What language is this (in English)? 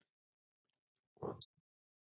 Assamese